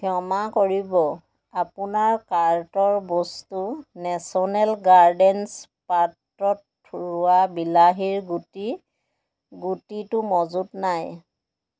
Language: Assamese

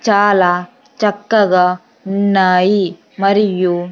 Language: Telugu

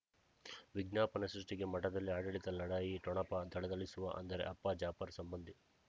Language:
Kannada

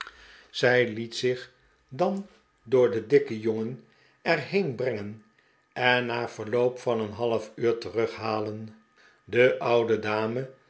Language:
Dutch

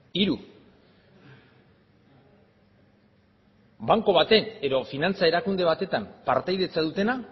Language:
Basque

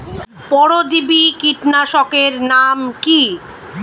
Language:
Bangla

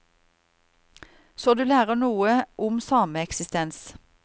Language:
Norwegian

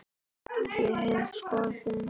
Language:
Icelandic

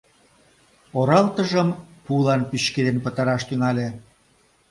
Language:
Mari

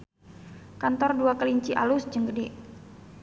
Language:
Sundanese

